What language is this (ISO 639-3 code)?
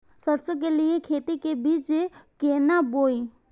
mai